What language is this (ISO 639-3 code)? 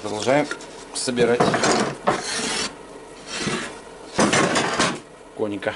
rus